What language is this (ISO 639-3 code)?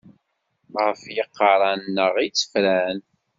kab